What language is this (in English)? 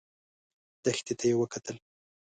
Pashto